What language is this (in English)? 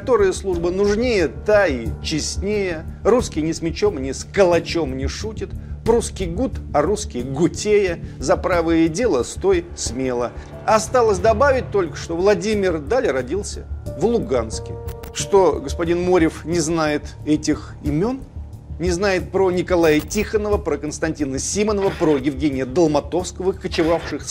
Russian